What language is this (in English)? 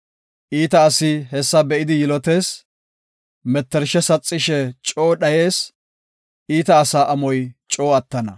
Gofa